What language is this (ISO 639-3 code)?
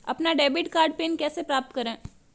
hin